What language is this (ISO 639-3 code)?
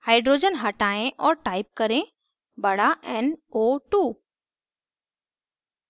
hin